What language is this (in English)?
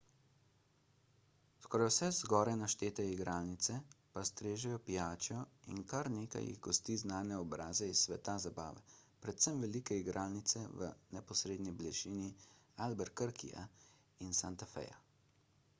Slovenian